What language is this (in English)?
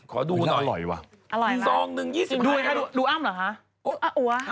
Thai